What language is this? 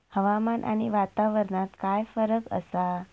Marathi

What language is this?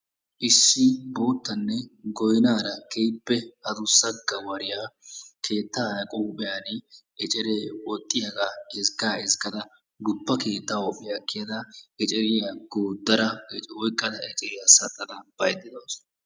Wolaytta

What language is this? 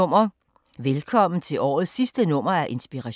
Danish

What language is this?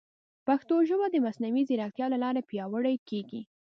Pashto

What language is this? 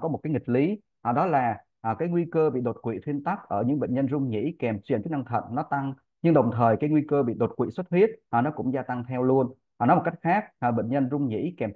Vietnamese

